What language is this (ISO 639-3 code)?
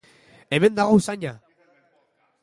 eus